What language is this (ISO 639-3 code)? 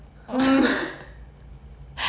eng